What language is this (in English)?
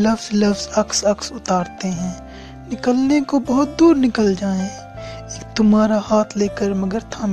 Urdu